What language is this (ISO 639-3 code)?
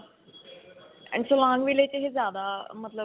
pan